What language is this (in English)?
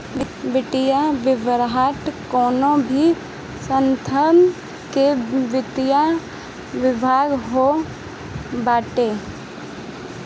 Bhojpuri